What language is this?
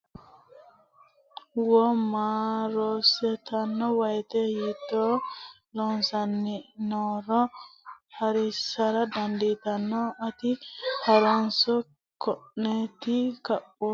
Sidamo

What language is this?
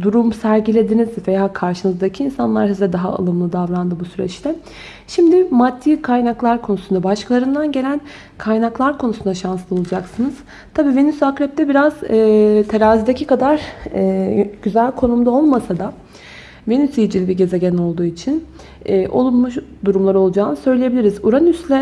Turkish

